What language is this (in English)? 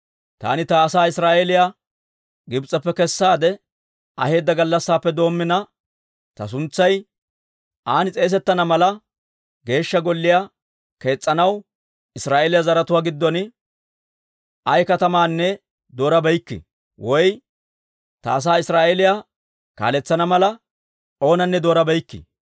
Dawro